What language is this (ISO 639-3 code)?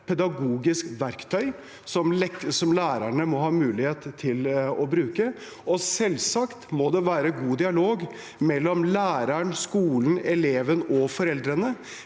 nor